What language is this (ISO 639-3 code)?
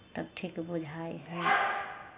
mai